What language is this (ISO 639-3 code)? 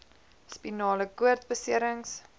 afr